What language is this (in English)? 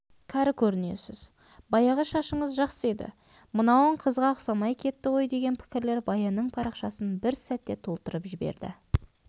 Kazakh